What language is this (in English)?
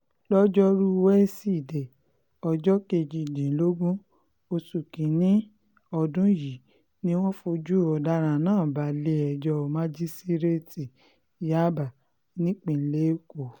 Yoruba